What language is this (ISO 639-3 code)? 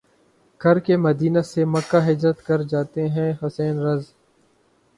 urd